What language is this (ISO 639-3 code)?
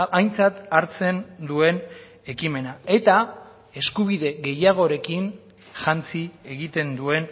eus